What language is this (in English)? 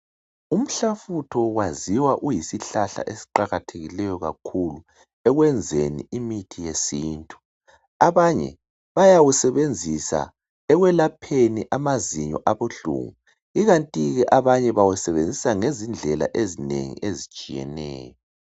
North Ndebele